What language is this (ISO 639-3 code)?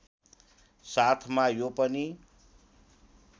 nep